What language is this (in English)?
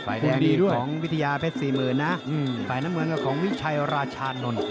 Thai